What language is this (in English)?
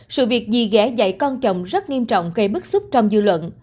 Vietnamese